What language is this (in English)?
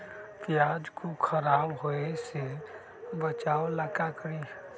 Magahi